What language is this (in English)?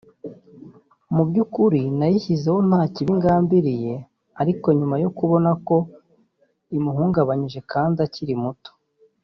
Kinyarwanda